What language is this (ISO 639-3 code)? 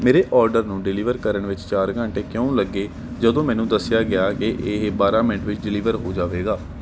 pan